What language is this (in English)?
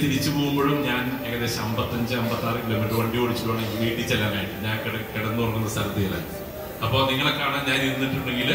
Malayalam